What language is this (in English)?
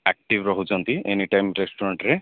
Odia